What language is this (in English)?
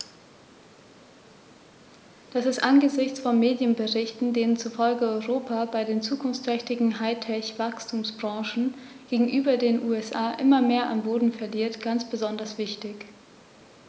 German